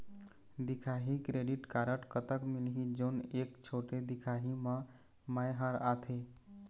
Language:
Chhattisgarhi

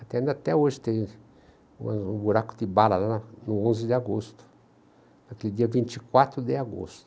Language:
Portuguese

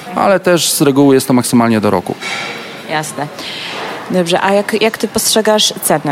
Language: Polish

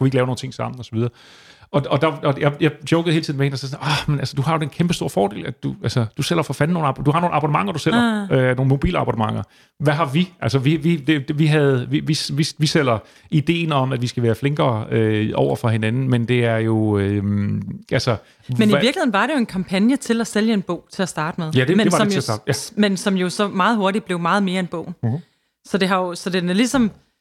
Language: Danish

